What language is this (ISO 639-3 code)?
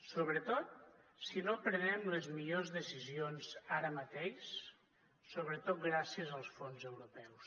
cat